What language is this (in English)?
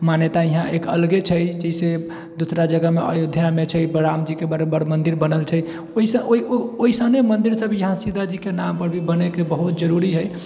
Maithili